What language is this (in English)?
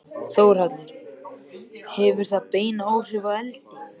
Icelandic